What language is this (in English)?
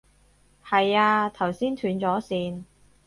Cantonese